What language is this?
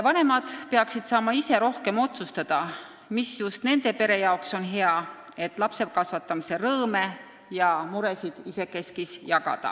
Estonian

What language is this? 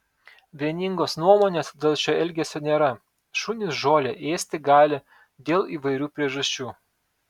Lithuanian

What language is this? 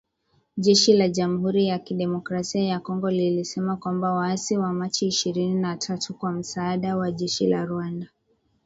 Swahili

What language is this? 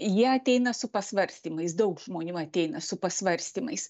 Lithuanian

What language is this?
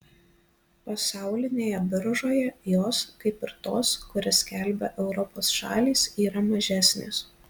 Lithuanian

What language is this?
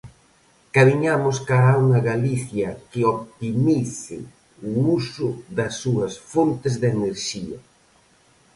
Galician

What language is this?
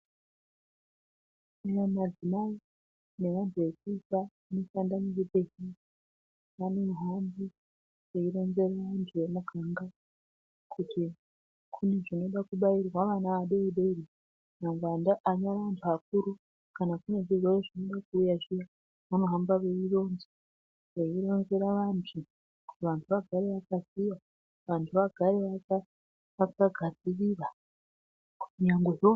Ndau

